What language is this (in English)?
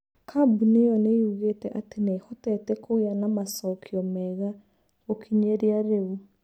Kikuyu